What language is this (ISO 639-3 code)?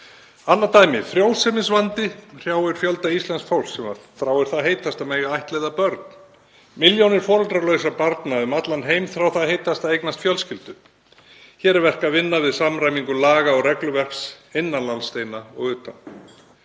isl